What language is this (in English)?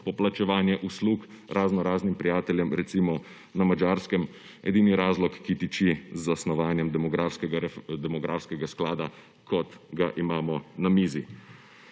Slovenian